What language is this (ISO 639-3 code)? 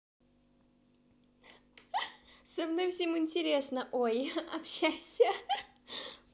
rus